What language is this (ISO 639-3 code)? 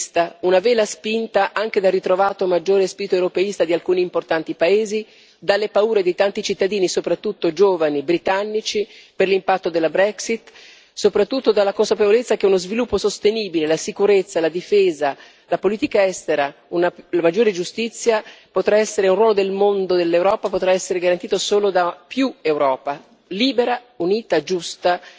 ita